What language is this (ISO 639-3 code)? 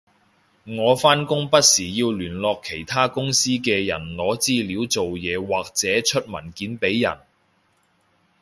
yue